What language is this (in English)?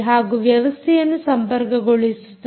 Kannada